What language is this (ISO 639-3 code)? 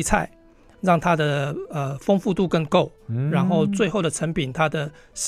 zho